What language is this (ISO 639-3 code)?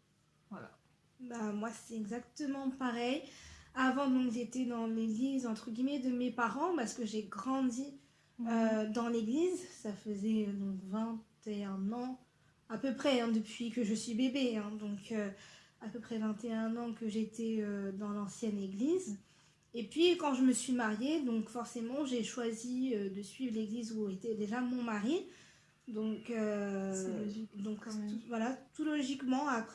fra